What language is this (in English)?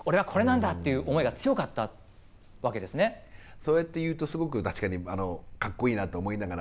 Japanese